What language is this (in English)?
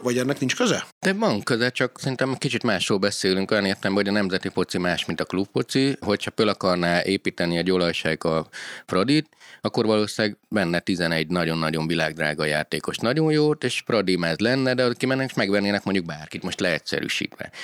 Hungarian